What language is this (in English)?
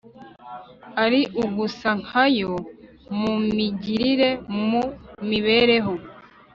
Kinyarwanda